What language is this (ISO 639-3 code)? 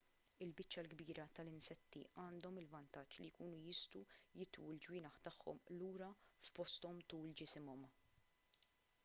mlt